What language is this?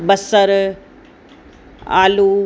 Sindhi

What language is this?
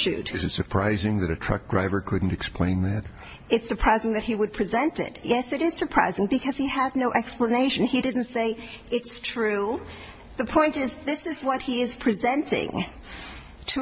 English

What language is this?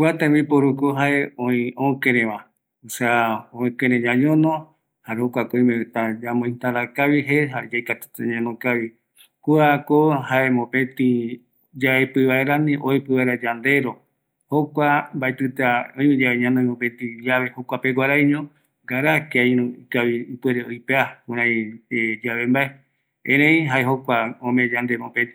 Eastern Bolivian Guaraní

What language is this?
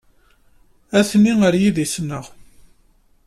Kabyle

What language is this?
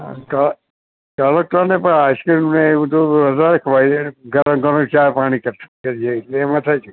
Gujarati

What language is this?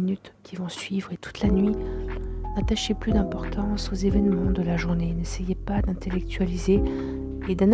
French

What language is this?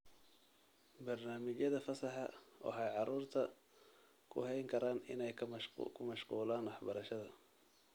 Somali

